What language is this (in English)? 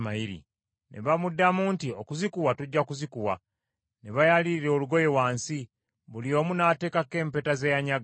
Ganda